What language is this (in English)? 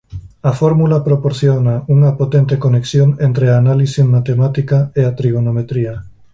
Galician